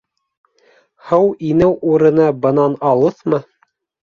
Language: Bashkir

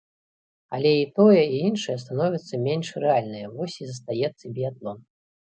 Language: Belarusian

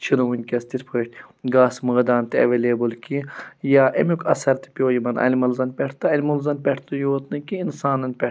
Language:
Kashmiri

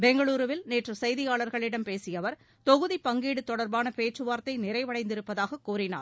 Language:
Tamil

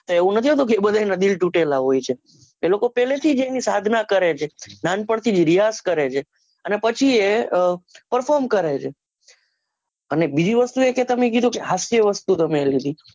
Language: Gujarati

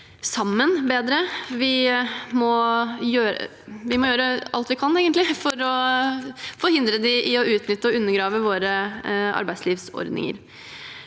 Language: Norwegian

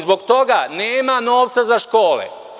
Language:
Serbian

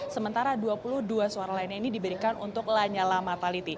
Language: Indonesian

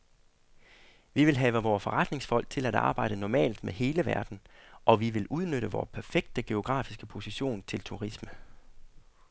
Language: Danish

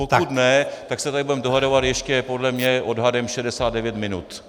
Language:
Czech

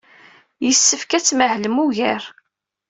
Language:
Kabyle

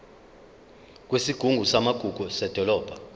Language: Zulu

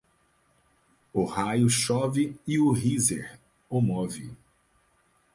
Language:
Portuguese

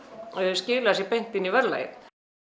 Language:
Icelandic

